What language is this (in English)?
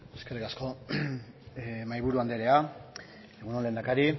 Basque